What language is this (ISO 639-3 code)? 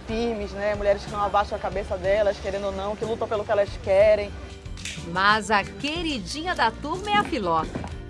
por